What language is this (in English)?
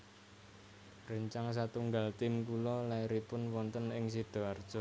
Javanese